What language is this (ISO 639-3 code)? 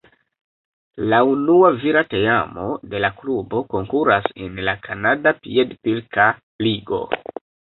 epo